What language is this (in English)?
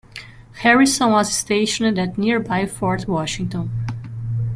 English